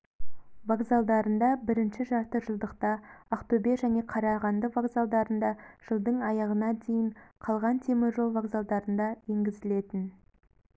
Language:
Kazakh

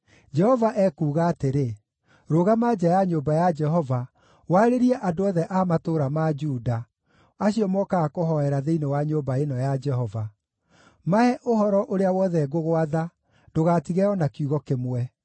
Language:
Kikuyu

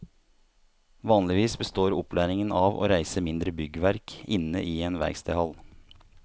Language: Norwegian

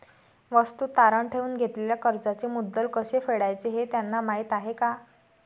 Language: Marathi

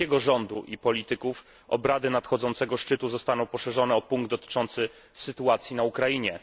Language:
Polish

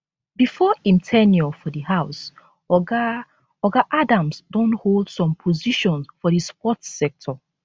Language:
Nigerian Pidgin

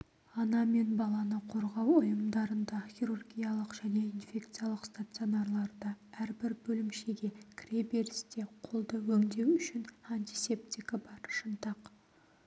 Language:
Kazakh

